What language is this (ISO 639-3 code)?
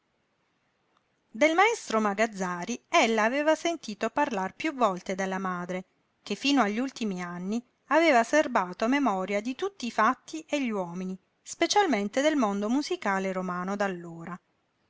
ita